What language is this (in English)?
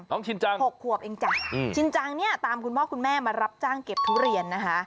Thai